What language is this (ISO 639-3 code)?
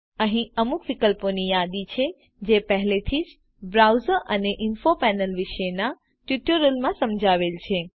guj